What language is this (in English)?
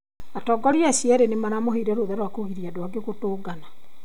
Kikuyu